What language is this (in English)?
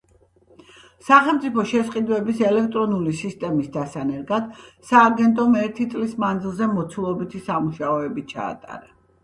Georgian